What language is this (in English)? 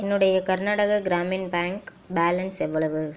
Tamil